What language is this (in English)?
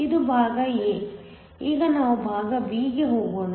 Kannada